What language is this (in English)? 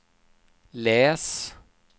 Swedish